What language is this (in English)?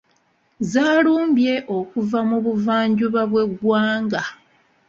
Ganda